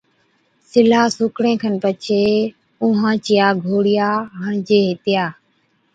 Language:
Od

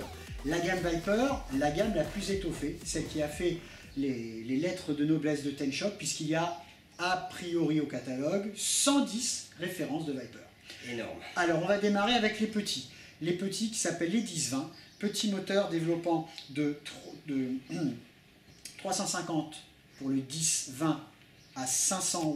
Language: French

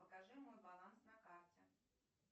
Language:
Russian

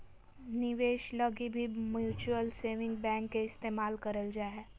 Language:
Magahi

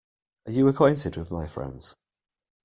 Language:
English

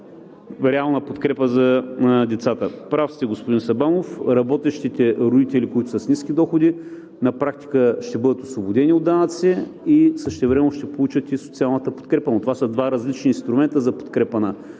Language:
Bulgarian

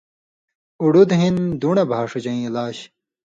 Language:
Indus Kohistani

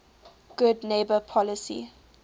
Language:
English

